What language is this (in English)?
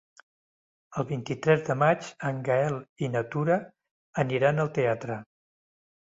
Catalan